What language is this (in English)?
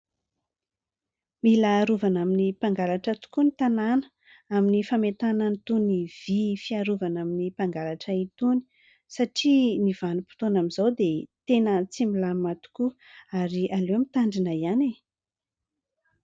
Malagasy